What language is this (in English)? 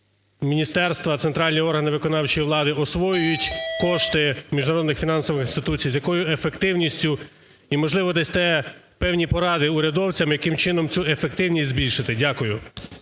Ukrainian